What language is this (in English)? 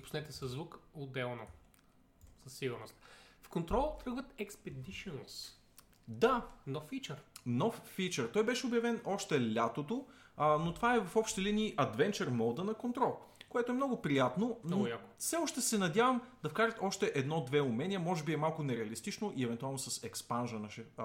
Bulgarian